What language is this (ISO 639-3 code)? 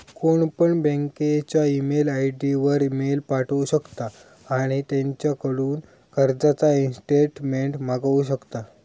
mar